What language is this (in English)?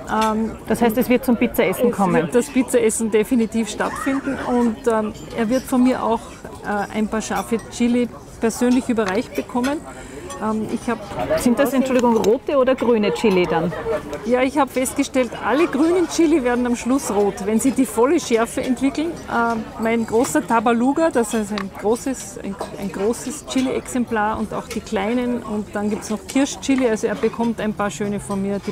German